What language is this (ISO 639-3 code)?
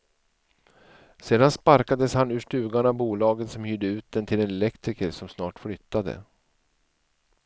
swe